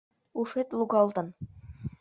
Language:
Mari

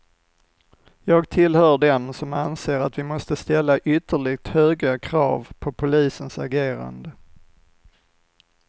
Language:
Swedish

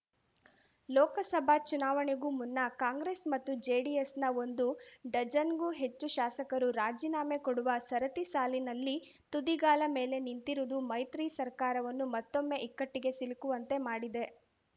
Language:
Kannada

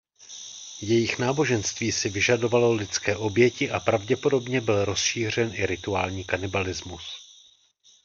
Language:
Czech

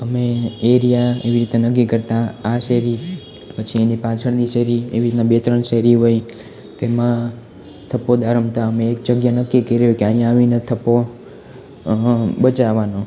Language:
Gujarati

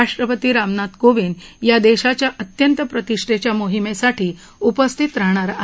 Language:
Marathi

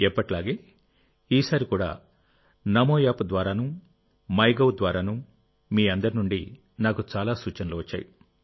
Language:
Telugu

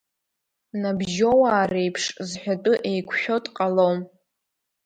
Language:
Abkhazian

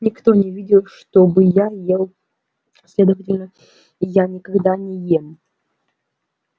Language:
Russian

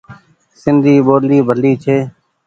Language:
Goaria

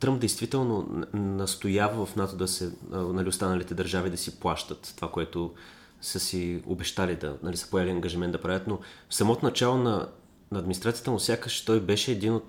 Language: Bulgarian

